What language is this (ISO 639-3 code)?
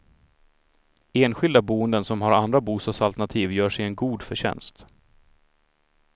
swe